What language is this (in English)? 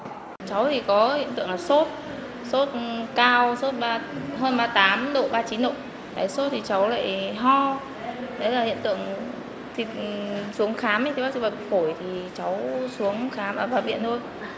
Vietnamese